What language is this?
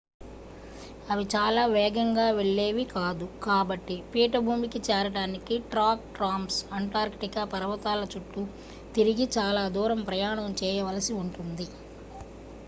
Telugu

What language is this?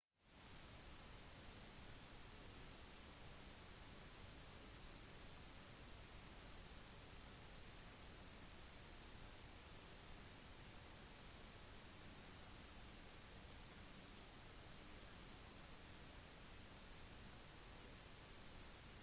Norwegian Bokmål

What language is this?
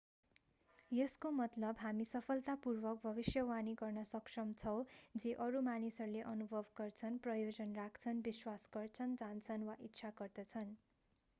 Nepali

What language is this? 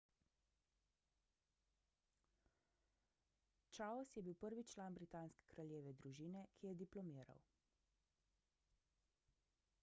Slovenian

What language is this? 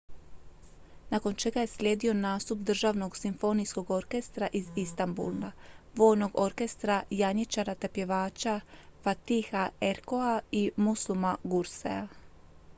Croatian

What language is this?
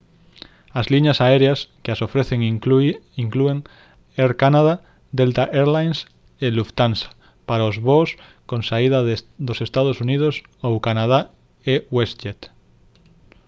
Galician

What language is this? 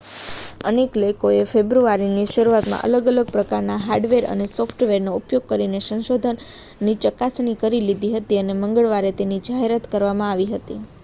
Gujarati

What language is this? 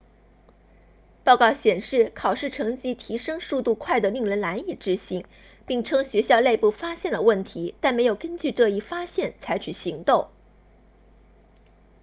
Chinese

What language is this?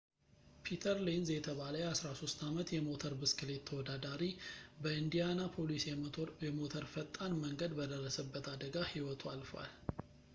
Amharic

